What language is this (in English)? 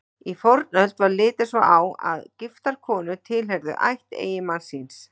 Icelandic